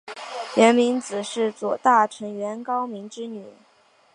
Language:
Chinese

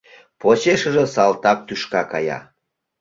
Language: Mari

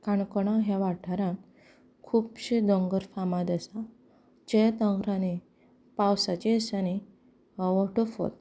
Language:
Konkani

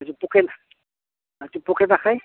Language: Assamese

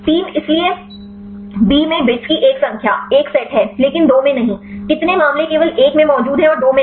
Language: Hindi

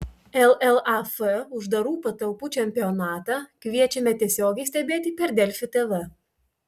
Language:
Lithuanian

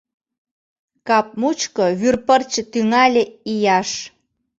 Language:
Mari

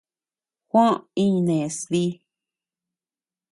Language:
Tepeuxila Cuicatec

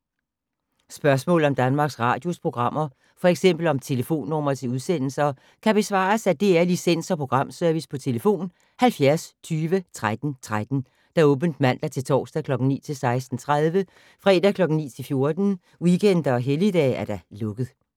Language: Danish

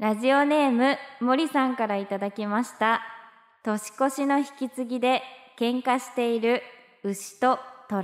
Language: Japanese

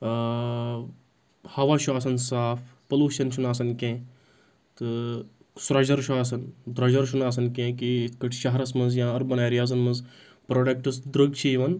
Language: Kashmiri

